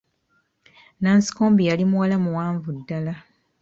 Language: Ganda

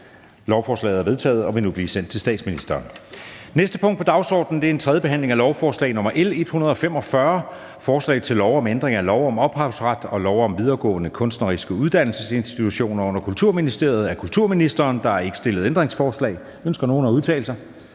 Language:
Danish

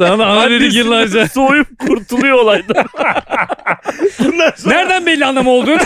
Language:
Turkish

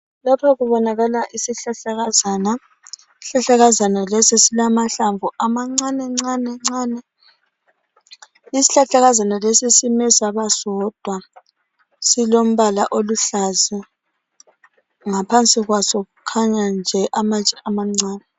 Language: North Ndebele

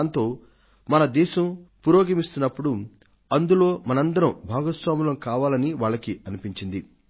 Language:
Telugu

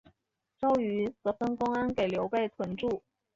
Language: Chinese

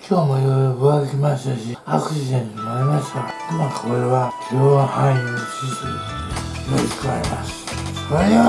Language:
Japanese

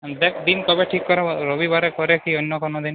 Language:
Bangla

